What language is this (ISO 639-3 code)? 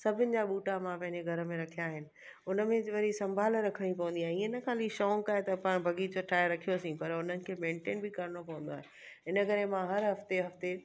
snd